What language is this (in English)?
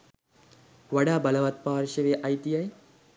Sinhala